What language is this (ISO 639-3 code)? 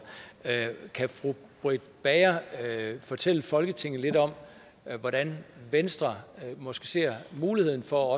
dan